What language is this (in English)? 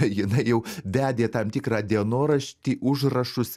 Lithuanian